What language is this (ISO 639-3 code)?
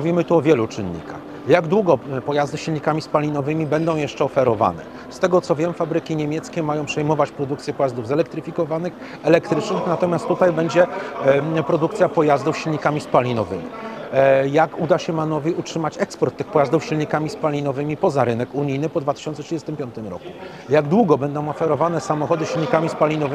pol